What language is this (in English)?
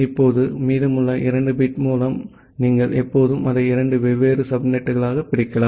Tamil